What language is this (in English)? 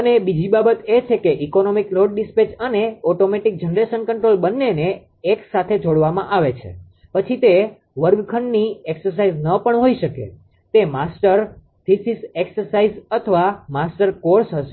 Gujarati